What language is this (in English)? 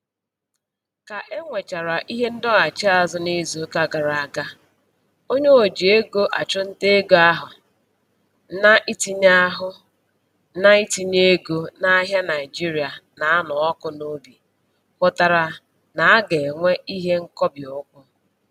Igbo